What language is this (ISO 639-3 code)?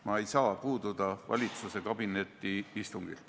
est